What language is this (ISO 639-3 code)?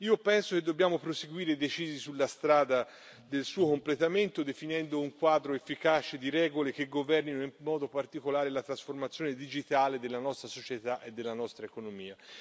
ita